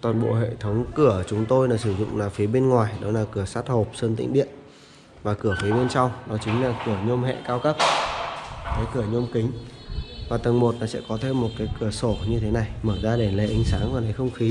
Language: Vietnamese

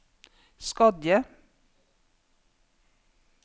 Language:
Norwegian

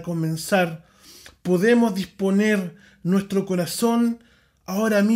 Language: Spanish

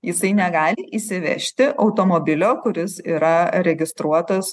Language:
Lithuanian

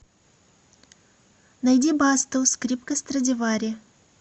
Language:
Russian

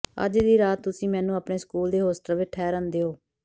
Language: Punjabi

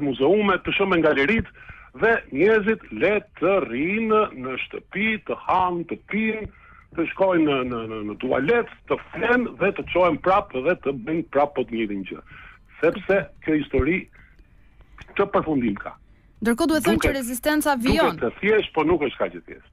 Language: Romanian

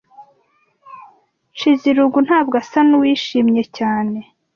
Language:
Kinyarwanda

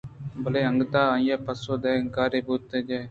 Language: Eastern Balochi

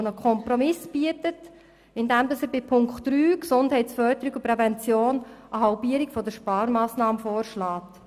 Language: Swiss German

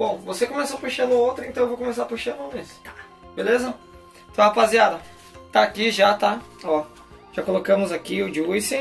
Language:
Portuguese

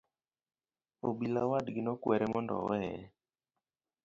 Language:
Luo (Kenya and Tanzania)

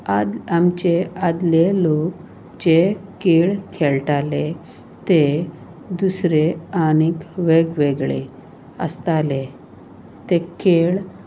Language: Konkani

